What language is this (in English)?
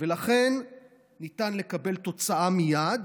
Hebrew